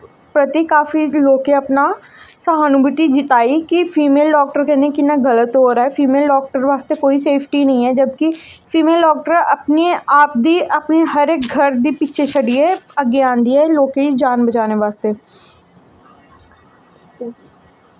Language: Dogri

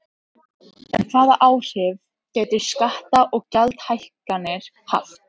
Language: Icelandic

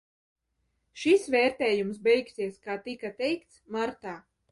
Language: Latvian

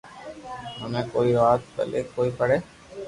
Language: Loarki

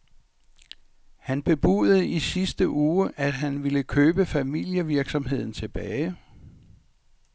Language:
Danish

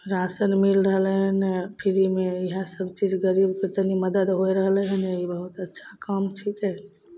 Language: Maithili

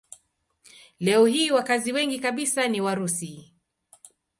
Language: Swahili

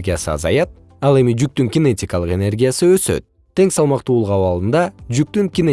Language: Kyrgyz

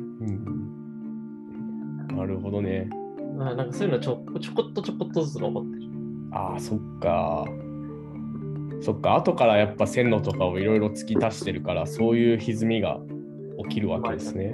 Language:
Japanese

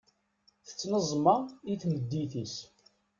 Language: Kabyle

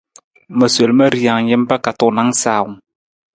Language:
Nawdm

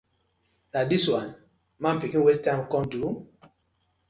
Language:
Nigerian Pidgin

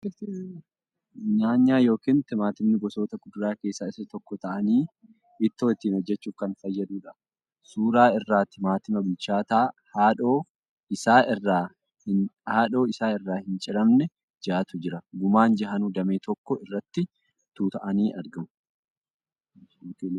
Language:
Oromo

